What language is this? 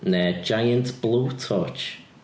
Welsh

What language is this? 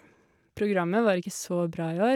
Norwegian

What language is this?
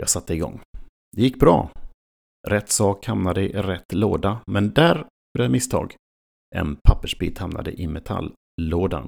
Swedish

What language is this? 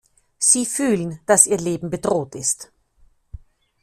German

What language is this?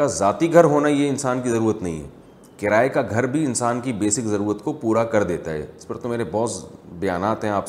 Urdu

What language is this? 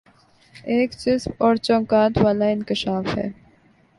Urdu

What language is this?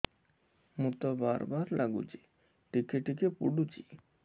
Odia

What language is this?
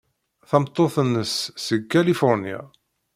Kabyle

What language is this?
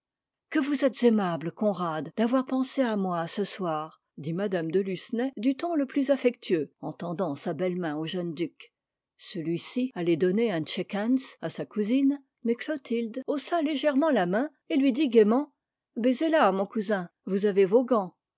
French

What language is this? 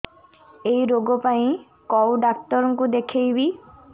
Odia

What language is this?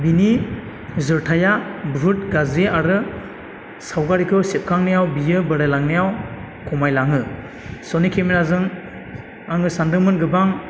Bodo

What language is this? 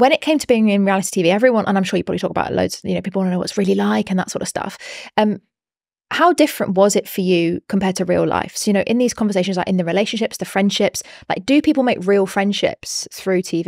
English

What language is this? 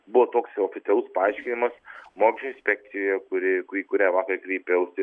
Lithuanian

